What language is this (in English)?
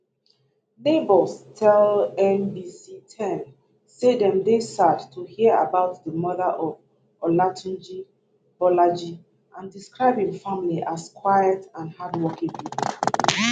Nigerian Pidgin